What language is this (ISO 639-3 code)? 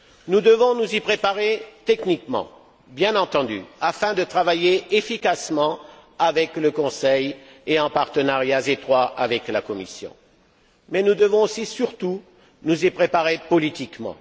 fra